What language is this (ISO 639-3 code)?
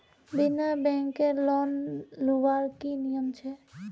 mag